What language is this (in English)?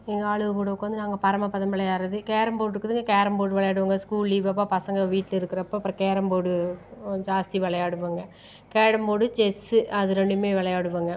Tamil